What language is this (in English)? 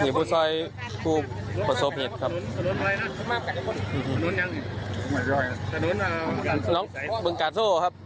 Thai